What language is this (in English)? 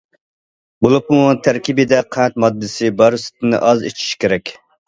Uyghur